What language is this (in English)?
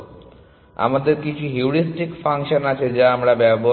Bangla